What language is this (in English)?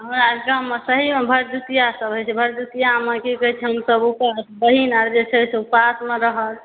Maithili